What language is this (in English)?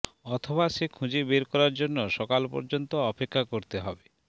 Bangla